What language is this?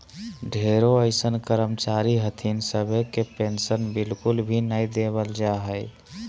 Magahi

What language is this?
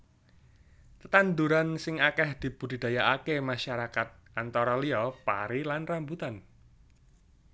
Javanese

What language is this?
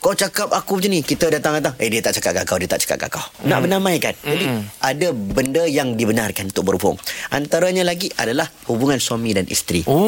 Malay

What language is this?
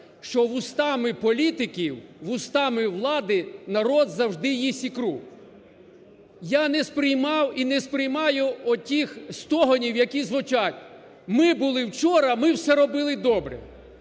Ukrainian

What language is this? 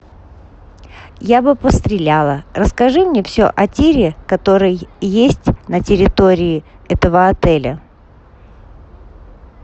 Russian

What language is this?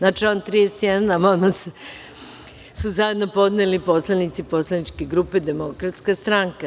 Serbian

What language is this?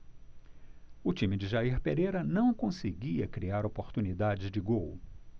Portuguese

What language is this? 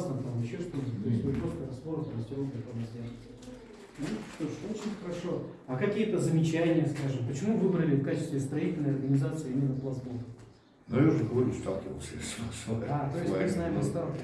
Russian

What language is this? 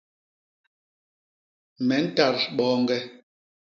Basaa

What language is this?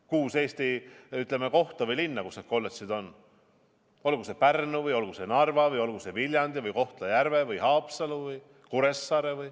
Estonian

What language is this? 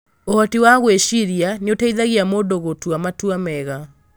Kikuyu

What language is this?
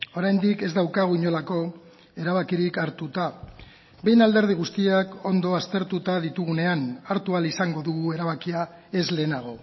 Basque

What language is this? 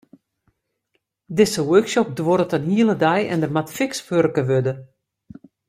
Western Frisian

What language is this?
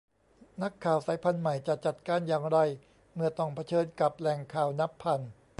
Thai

